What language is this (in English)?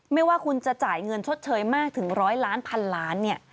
Thai